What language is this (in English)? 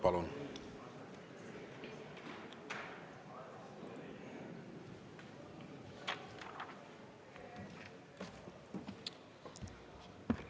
Estonian